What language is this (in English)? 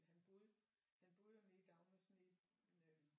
Danish